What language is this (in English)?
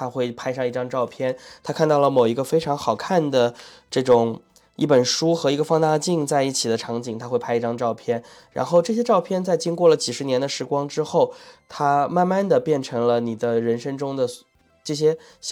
Chinese